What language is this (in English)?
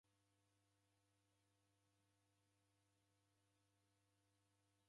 Taita